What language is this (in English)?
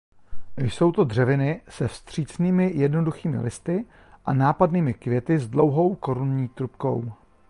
Czech